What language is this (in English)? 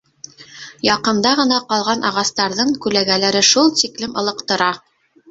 Bashkir